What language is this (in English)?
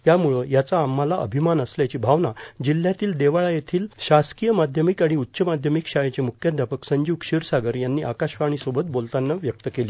Marathi